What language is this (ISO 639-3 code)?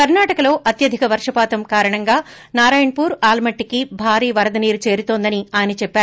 tel